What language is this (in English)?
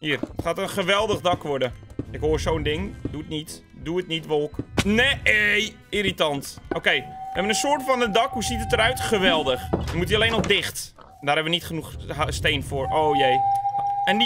Dutch